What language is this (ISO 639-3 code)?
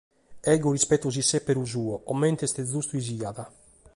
srd